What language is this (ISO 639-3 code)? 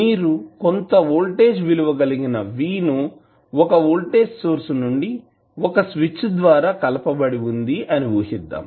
tel